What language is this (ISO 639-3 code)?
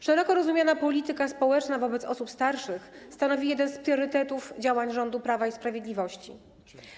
pol